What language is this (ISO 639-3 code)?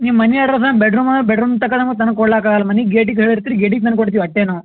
kan